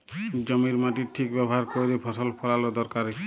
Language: Bangla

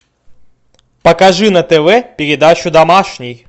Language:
Russian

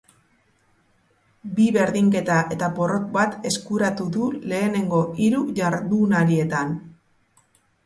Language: Basque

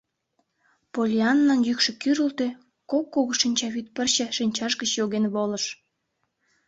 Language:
Mari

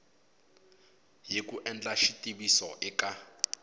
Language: Tsonga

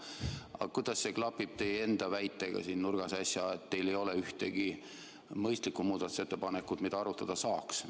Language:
Estonian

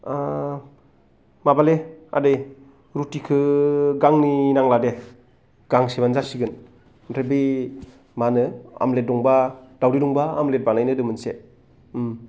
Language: Bodo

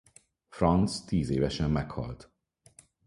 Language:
Hungarian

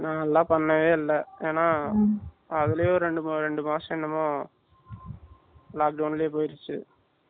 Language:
Tamil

